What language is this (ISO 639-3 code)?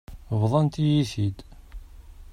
kab